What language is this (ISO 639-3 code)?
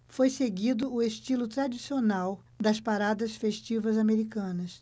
por